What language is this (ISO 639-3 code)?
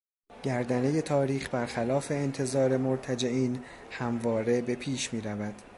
fas